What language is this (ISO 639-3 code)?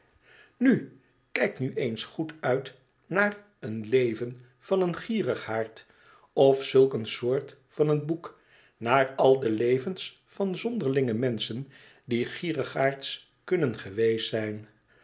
nld